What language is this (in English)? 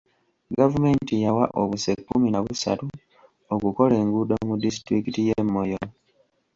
Ganda